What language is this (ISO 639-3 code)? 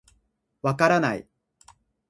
jpn